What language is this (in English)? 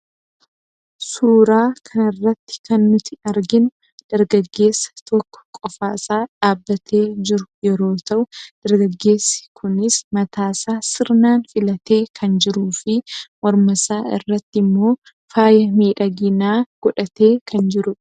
Oromo